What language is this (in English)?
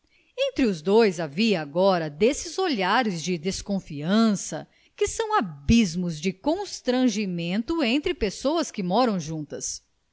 Portuguese